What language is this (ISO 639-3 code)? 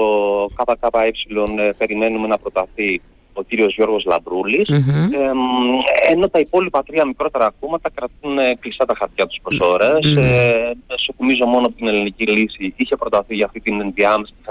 ell